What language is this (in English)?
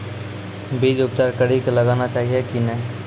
Maithili